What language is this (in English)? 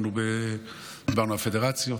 Hebrew